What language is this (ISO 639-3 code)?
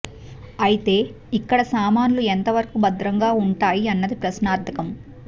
tel